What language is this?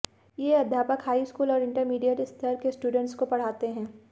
Hindi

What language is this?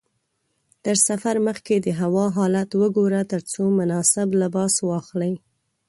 Pashto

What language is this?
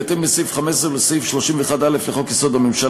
Hebrew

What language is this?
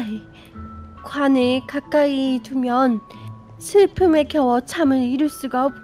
Korean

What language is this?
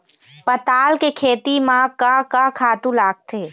Chhattisgarhi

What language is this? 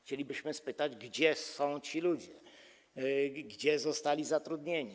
Polish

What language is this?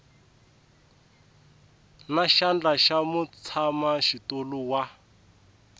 Tsonga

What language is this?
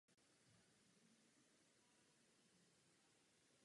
Czech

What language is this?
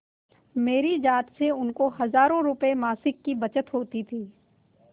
Hindi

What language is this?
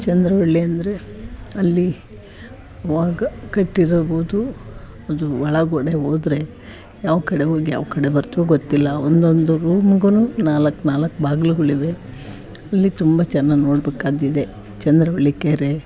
Kannada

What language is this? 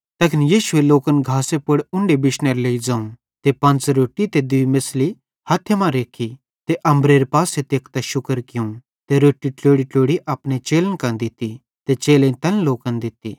Bhadrawahi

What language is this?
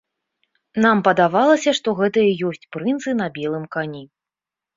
Belarusian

